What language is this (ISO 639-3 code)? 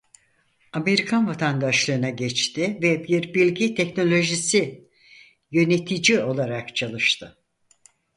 tur